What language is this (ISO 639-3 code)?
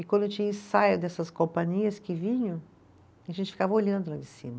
por